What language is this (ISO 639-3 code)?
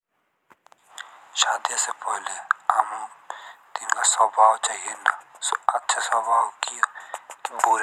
jns